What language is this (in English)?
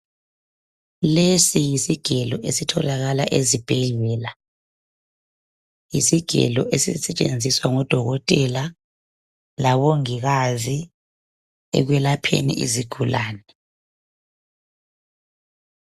North Ndebele